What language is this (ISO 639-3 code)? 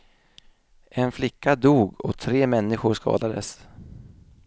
swe